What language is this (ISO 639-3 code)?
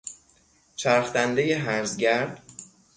fas